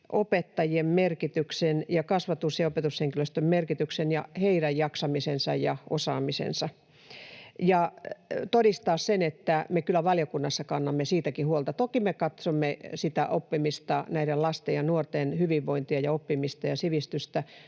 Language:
Finnish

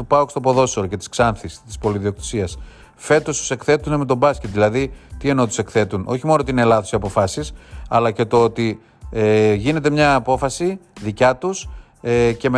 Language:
Greek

